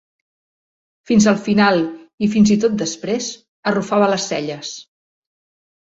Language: Catalan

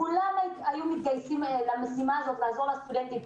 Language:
Hebrew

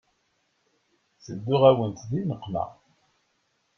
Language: Kabyle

